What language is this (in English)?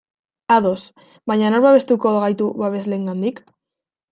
Basque